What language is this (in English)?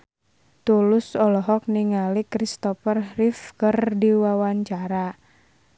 Sundanese